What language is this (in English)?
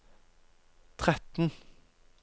Norwegian